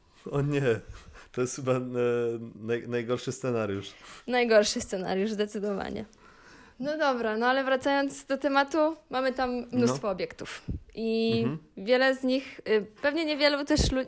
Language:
Polish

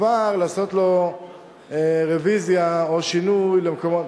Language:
Hebrew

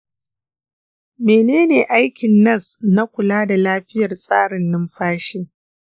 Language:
Hausa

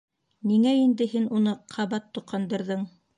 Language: Bashkir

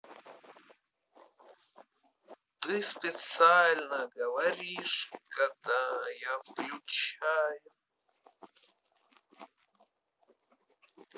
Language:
Russian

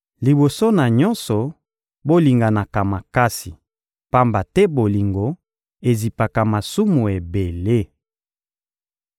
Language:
Lingala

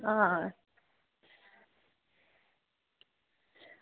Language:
Dogri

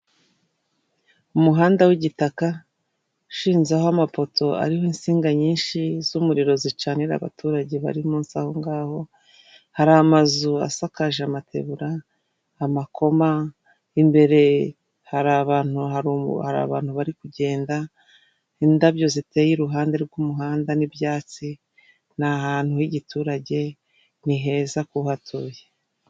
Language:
Kinyarwanda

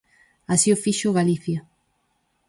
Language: Galician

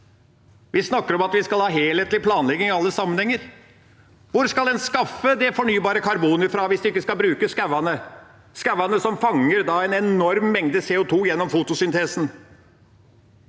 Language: Norwegian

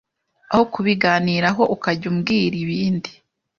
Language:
Kinyarwanda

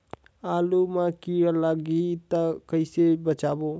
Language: Chhattisgarhi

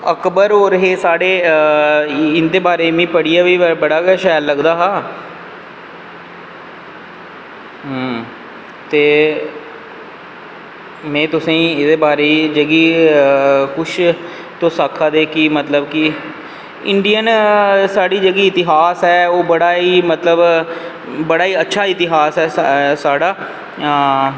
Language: Dogri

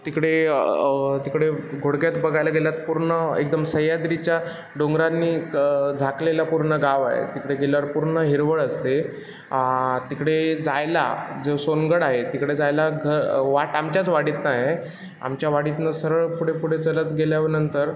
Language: Marathi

